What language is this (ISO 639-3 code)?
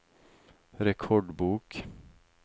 nor